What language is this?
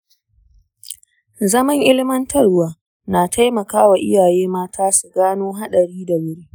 Hausa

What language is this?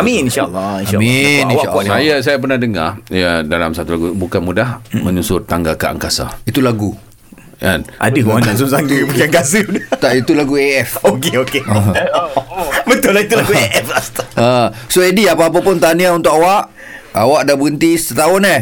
Malay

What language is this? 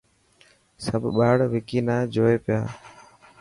Dhatki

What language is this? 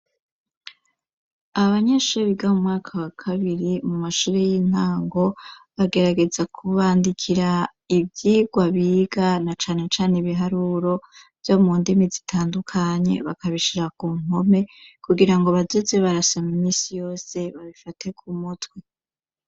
Rundi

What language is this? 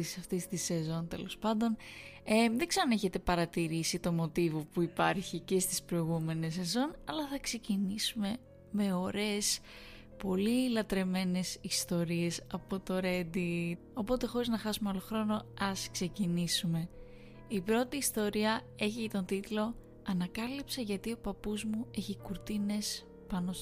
Greek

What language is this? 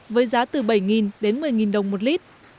Vietnamese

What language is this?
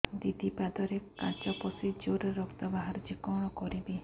Odia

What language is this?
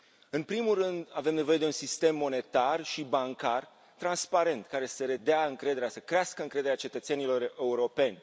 Romanian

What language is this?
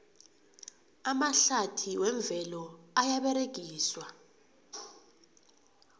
South Ndebele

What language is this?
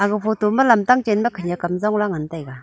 Wancho Naga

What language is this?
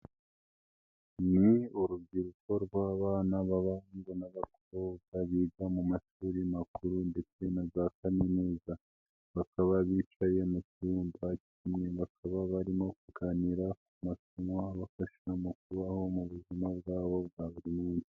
Kinyarwanda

